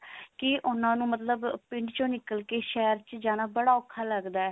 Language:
Punjabi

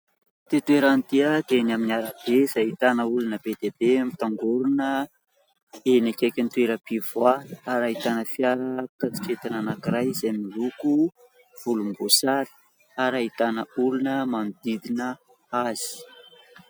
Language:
Malagasy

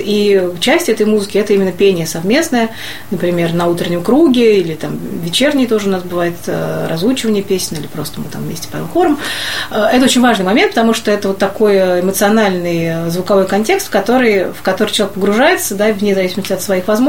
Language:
Russian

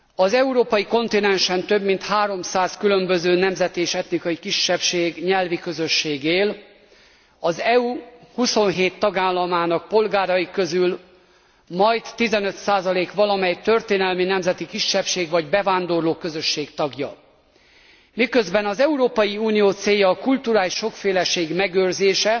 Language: Hungarian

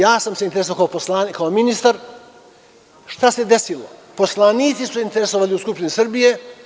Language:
Serbian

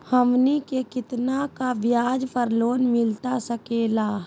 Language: Magahi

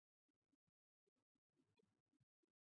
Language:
Chinese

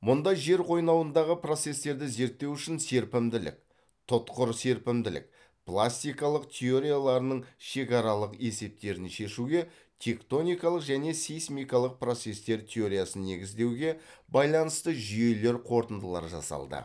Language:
Kazakh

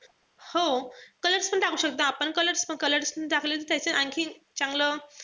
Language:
Marathi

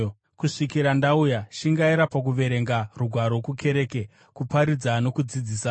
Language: Shona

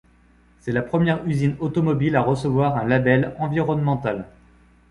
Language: French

